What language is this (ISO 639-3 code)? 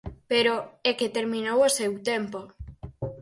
glg